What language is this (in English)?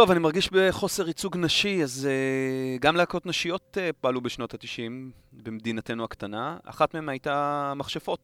Hebrew